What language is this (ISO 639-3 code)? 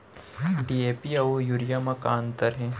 hne